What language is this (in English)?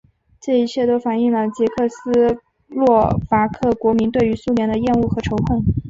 Chinese